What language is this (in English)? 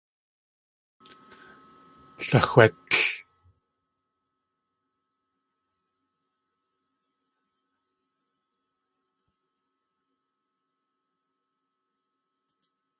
Tlingit